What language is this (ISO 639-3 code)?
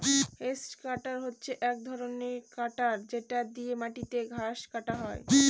ben